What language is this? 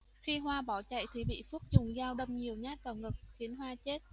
Vietnamese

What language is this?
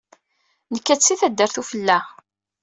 Kabyle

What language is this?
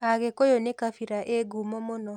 Kikuyu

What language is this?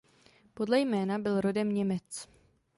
Czech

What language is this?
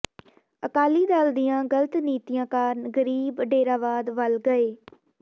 Punjabi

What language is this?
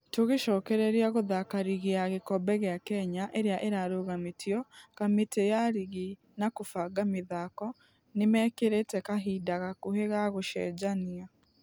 Kikuyu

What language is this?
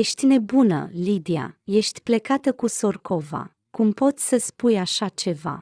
Romanian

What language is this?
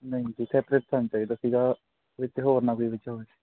Punjabi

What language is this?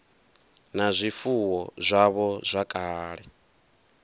Venda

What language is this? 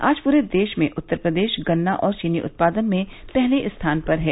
Hindi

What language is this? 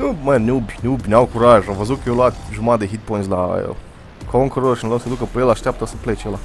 Romanian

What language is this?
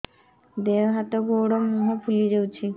Odia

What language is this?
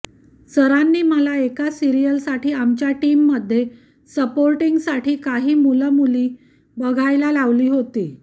Marathi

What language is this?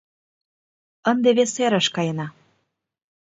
Mari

